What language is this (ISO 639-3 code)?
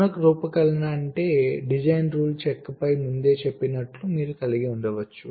tel